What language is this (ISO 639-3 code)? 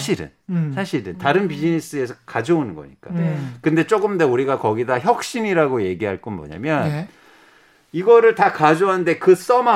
kor